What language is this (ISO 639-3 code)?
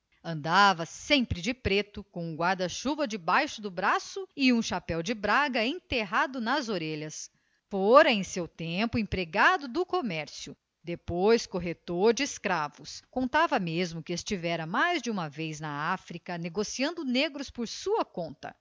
por